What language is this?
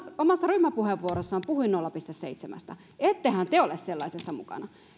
Finnish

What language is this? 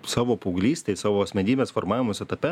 Lithuanian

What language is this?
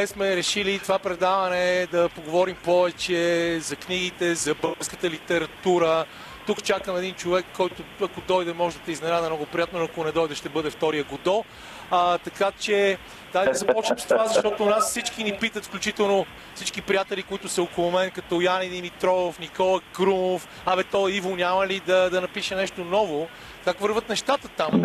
Bulgarian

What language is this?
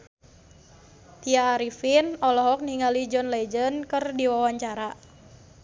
Sundanese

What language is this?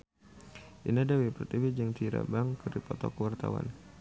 Sundanese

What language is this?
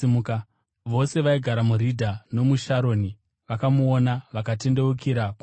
Shona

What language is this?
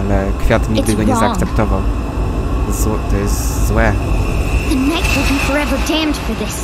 Polish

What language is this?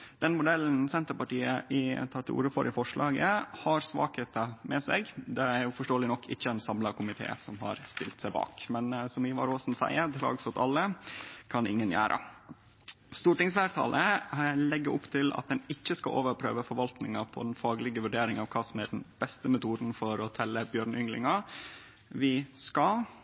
Norwegian Nynorsk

